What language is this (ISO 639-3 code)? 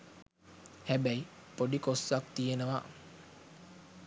sin